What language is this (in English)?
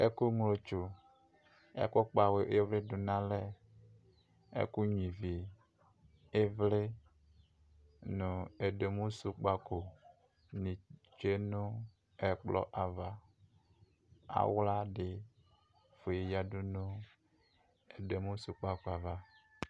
Ikposo